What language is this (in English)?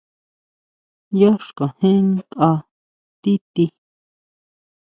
Huautla Mazatec